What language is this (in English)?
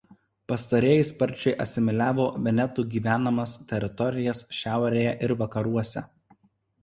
Lithuanian